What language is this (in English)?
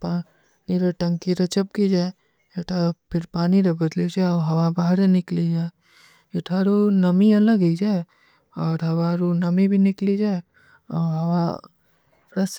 Kui (India)